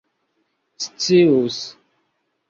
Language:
Esperanto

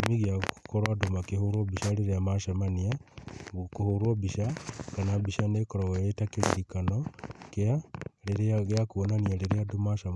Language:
Kikuyu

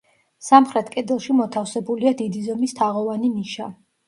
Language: Georgian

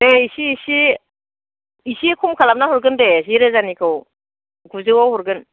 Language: Bodo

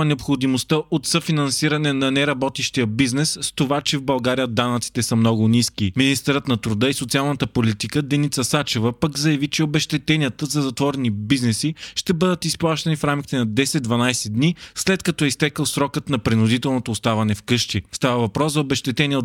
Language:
Bulgarian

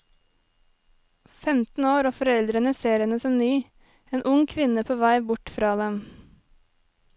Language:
Norwegian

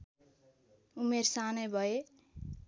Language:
Nepali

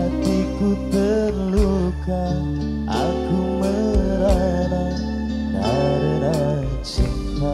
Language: Indonesian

